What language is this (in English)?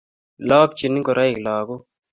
Kalenjin